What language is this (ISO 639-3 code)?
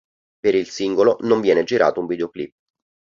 ita